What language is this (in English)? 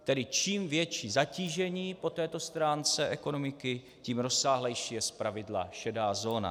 Czech